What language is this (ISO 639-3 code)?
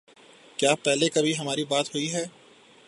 urd